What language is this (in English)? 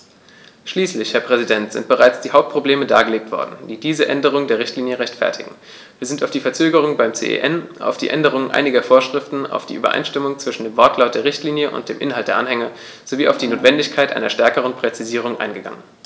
German